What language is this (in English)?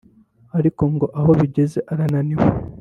Kinyarwanda